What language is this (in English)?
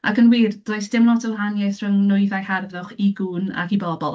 Welsh